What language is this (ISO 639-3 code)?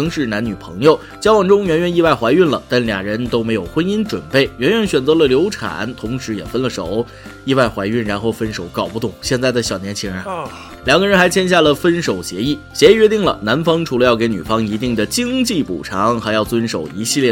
zho